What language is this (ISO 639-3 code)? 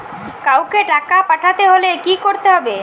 ben